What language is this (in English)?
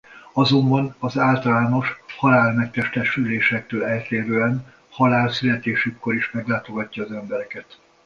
Hungarian